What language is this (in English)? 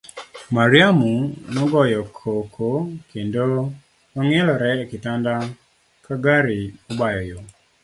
Luo (Kenya and Tanzania)